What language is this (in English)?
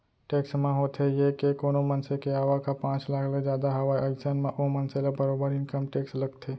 Chhattisgarhi